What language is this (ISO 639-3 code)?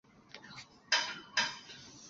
zho